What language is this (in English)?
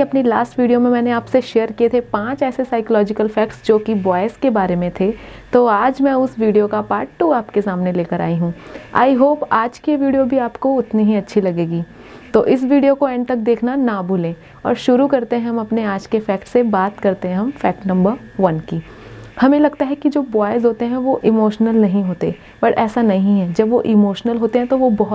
Hindi